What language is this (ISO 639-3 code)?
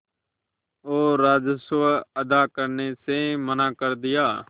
hin